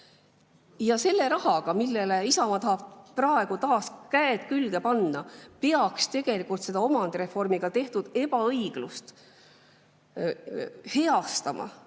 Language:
Estonian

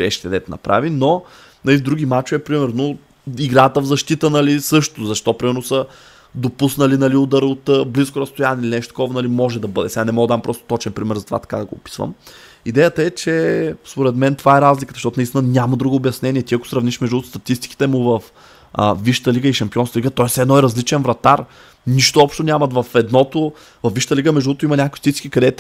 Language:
Bulgarian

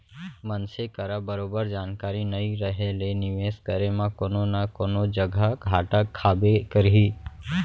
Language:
Chhattisgarhi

